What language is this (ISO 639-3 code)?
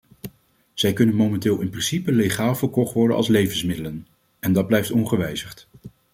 nld